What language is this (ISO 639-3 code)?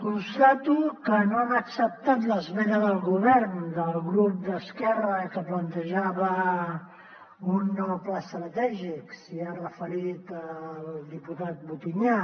cat